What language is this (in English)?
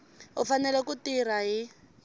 Tsonga